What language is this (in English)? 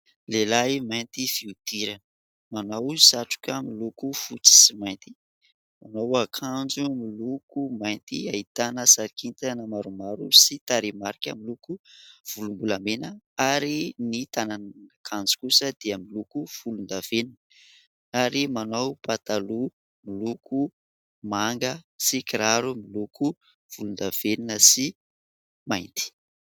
Malagasy